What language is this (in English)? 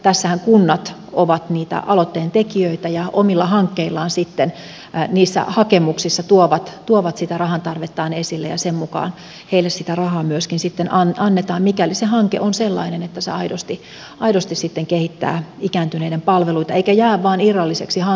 Finnish